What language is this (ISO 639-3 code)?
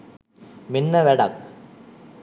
sin